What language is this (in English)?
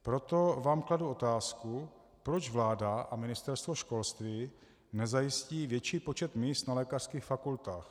Czech